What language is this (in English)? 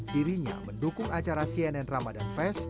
Indonesian